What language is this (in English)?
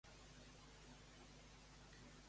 Catalan